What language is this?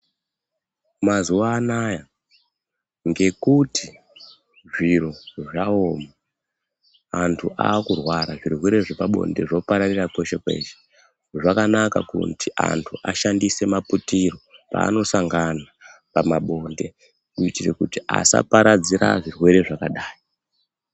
Ndau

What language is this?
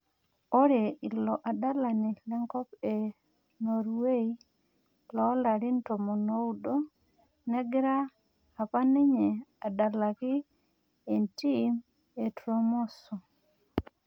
Masai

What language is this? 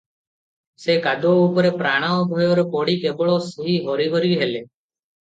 Odia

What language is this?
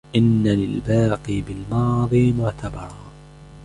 Arabic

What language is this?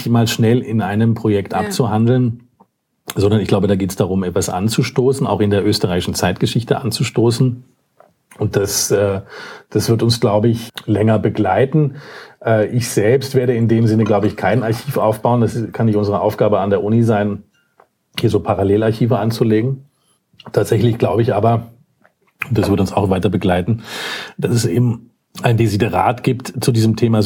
German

